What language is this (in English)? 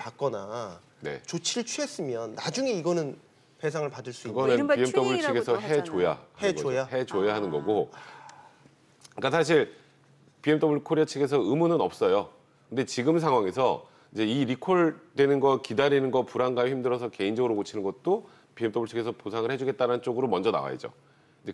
Korean